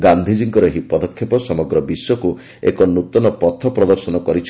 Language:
Odia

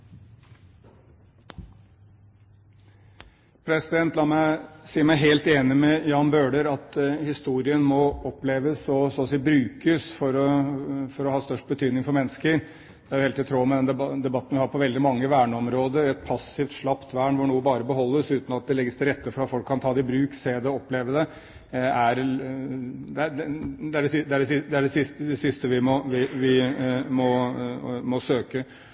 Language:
Norwegian Bokmål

